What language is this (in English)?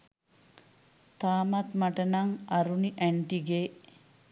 Sinhala